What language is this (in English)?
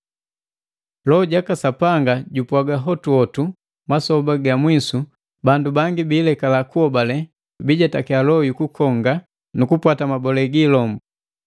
Matengo